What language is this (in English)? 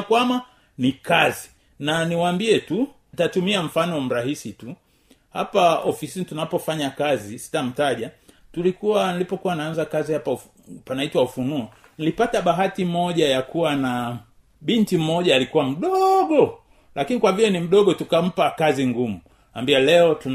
Swahili